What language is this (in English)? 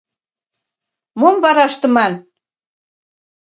Mari